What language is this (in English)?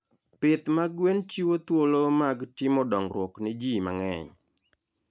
Luo (Kenya and Tanzania)